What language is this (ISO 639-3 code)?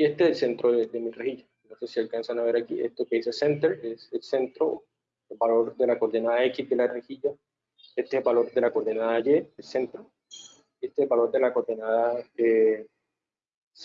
spa